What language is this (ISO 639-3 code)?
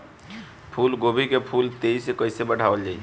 bho